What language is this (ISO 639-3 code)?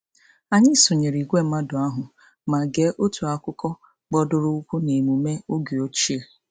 ibo